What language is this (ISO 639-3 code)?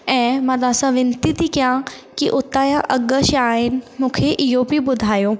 snd